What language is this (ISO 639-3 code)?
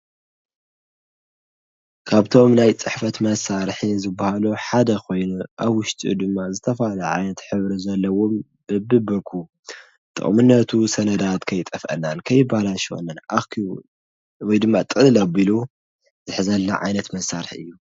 tir